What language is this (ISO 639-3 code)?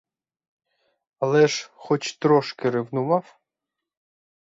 ukr